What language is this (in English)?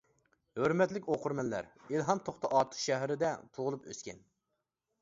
Uyghur